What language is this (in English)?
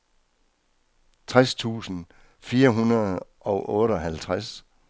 Danish